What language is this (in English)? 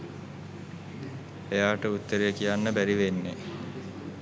Sinhala